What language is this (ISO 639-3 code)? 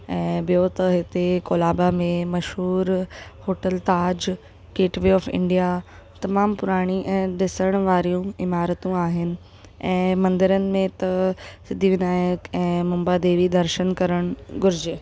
snd